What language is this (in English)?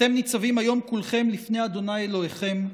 Hebrew